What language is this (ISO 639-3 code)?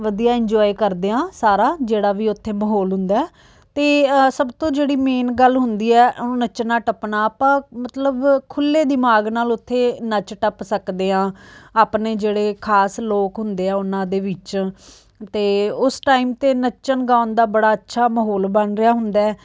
pan